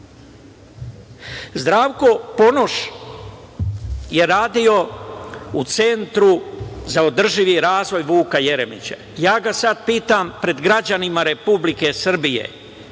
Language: Serbian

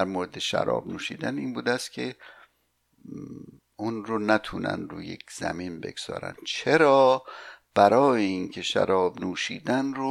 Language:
Persian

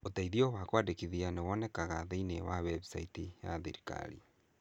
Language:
Kikuyu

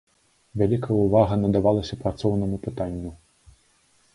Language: Belarusian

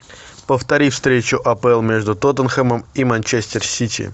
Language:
Russian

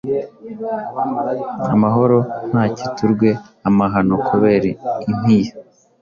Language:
Kinyarwanda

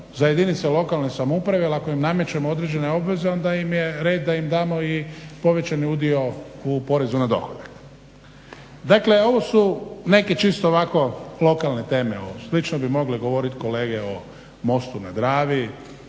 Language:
Croatian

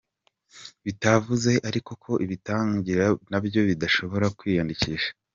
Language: Kinyarwanda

